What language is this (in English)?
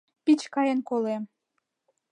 Mari